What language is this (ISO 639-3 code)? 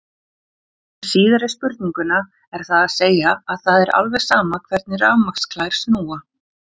isl